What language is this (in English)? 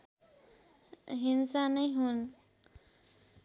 Nepali